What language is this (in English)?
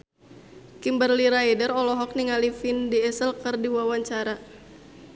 Sundanese